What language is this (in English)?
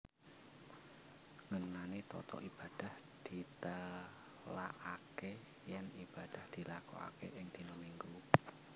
Javanese